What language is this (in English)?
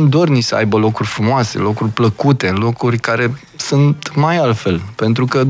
Romanian